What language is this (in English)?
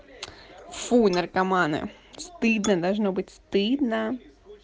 Russian